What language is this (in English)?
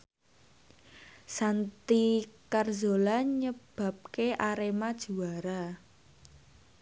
Javanese